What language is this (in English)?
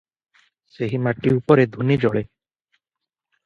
Odia